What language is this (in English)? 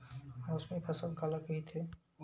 Chhattisgarhi